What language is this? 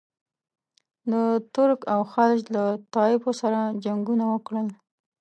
Pashto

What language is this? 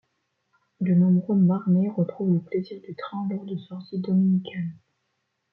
French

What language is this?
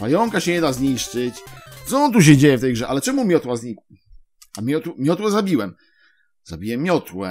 Polish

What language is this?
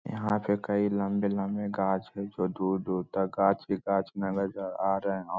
Magahi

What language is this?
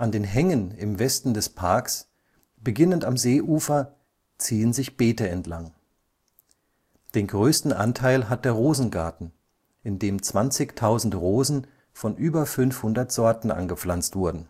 German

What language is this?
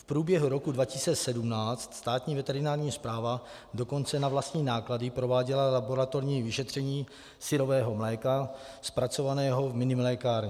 Czech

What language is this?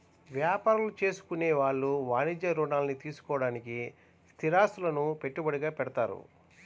Telugu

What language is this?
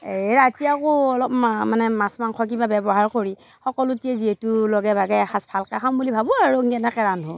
Assamese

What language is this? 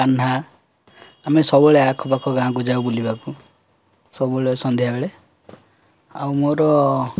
Odia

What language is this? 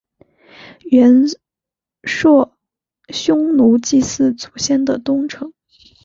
Chinese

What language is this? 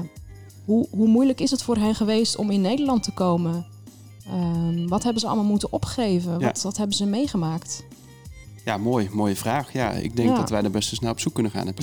Dutch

